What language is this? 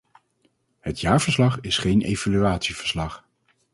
Dutch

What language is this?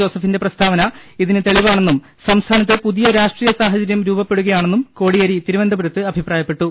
Malayalam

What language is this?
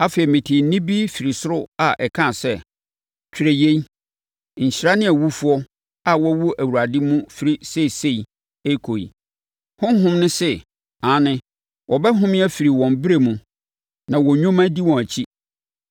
Akan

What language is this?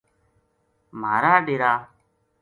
Gujari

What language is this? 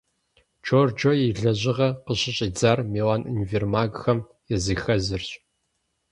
Kabardian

